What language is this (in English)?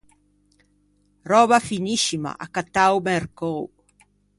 Ligurian